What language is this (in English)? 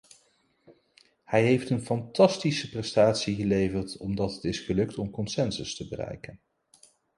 Dutch